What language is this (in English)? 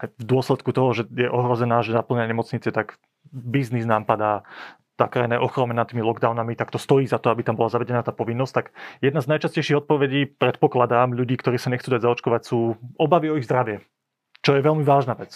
Slovak